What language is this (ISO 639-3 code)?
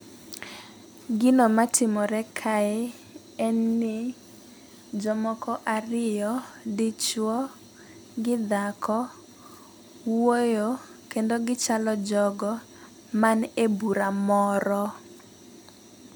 luo